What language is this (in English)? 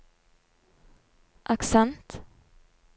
Norwegian